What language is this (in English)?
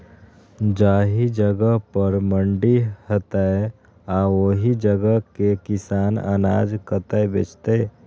Maithili